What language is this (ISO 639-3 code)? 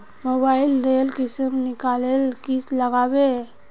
mag